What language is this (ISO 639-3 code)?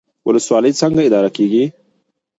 pus